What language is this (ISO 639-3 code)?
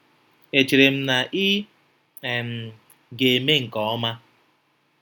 ibo